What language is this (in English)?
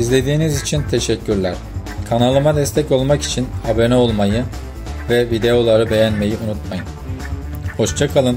Turkish